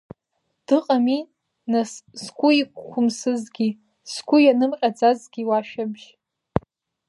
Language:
Abkhazian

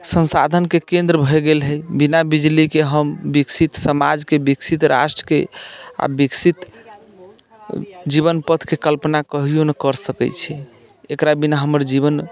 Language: Maithili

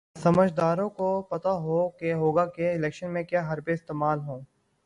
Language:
Urdu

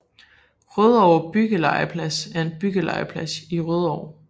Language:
Danish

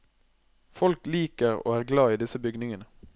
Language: Norwegian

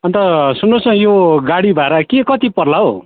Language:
Nepali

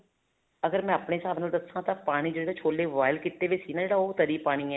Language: Punjabi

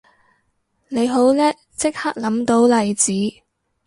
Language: Cantonese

